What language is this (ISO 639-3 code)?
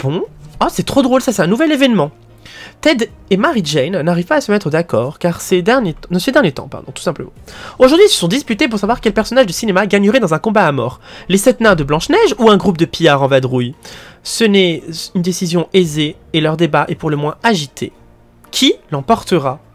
fra